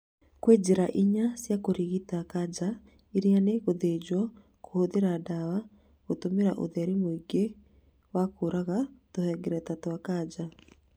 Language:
Kikuyu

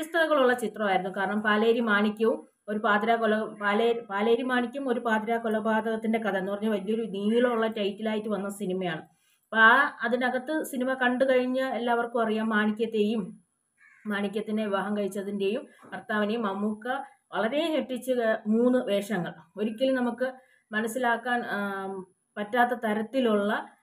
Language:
Malayalam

